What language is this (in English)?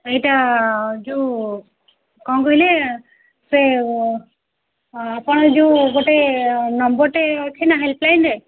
Odia